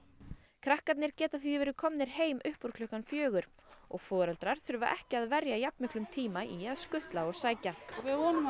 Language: Icelandic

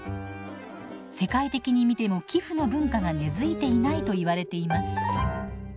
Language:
Japanese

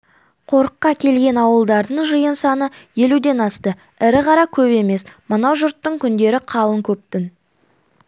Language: Kazakh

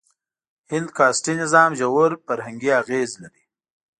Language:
Pashto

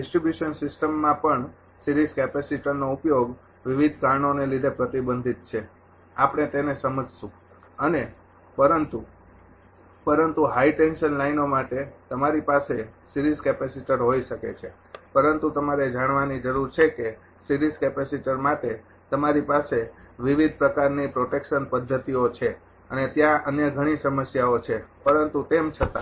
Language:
Gujarati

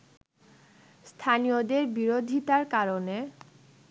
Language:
Bangla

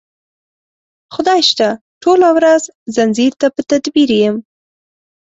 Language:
Pashto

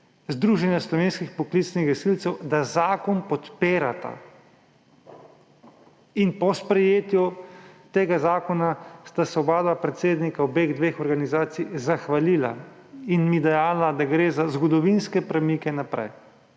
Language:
Slovenian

